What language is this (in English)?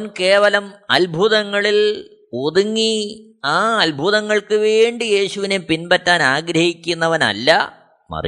Malayalam